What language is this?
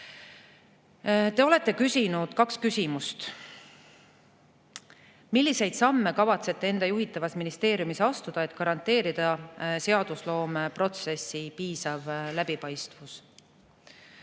Estonian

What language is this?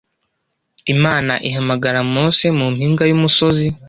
Kinyarwanda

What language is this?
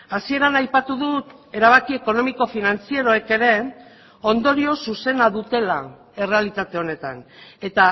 Basque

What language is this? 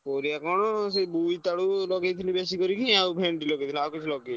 Odia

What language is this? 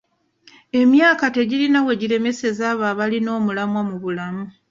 Ganda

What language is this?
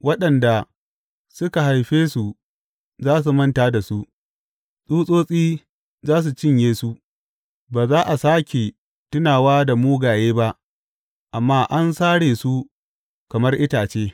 Hausa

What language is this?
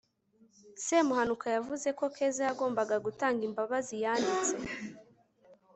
Kinyarwanda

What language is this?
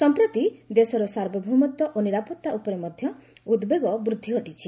Odia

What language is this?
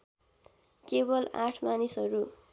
Nepali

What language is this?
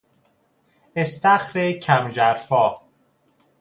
Persian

